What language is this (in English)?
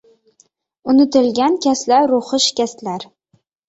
Uzbek